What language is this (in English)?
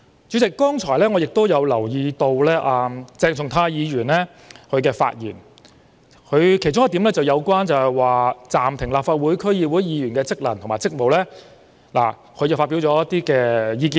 Cantonese